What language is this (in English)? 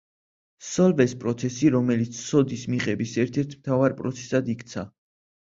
Georgian